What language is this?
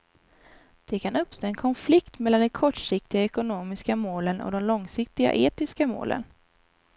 Swedish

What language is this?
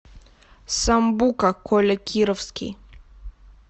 Russian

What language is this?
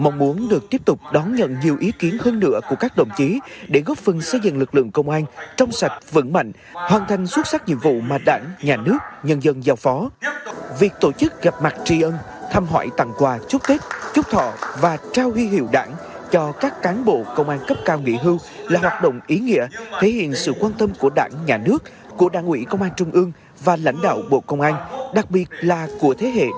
Vietnamese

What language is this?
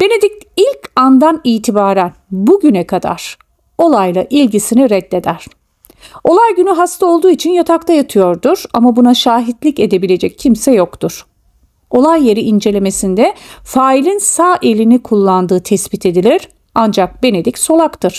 Turkish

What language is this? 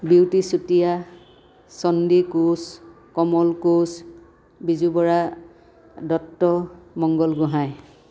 Assamese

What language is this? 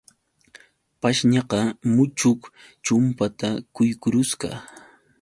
Yauyos Quechua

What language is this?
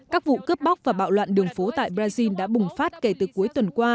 Vietnamese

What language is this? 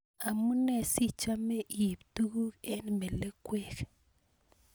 Kalenjin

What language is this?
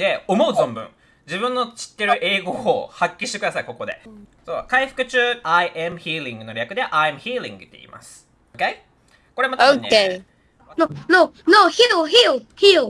Japanese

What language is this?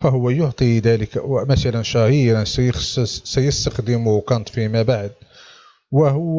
Arabic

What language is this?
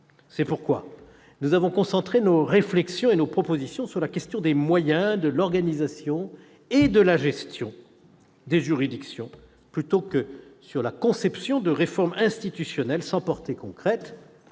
French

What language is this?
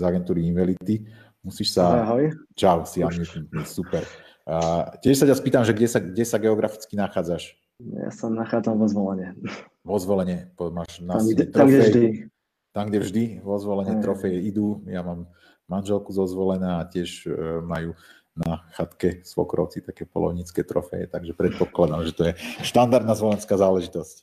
Slovak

